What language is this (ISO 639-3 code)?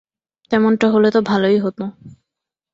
ben